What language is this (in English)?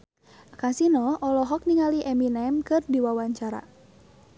Sundanese